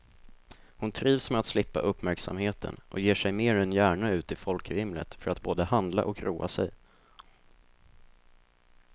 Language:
Swedish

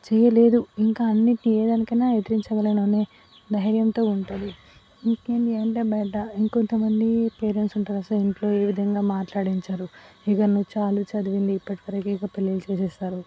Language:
Telugu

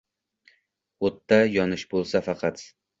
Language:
Uzbek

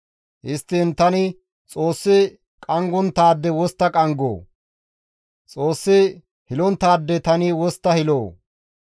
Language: Gamo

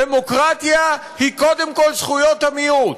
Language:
Hebrew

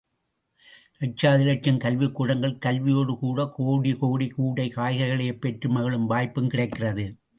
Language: Tamil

